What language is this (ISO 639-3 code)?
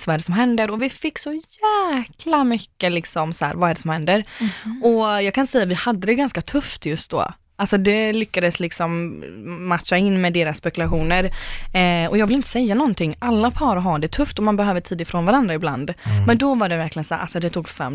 swe